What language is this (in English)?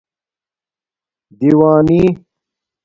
Domaaki